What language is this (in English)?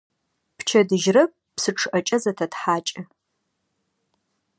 Adyghe